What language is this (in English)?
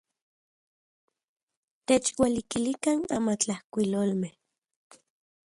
Central Puebla Nahuatl